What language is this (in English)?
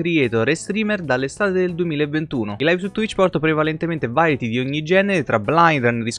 Italian